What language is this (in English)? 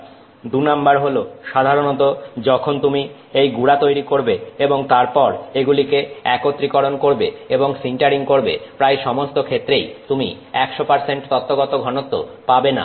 Bangla